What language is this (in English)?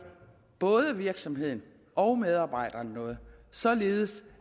Danish